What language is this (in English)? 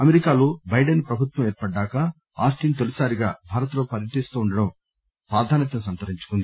Telugu